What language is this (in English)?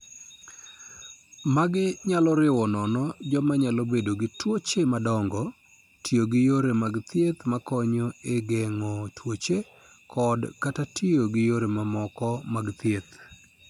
Luo (Kenya and Tanzania)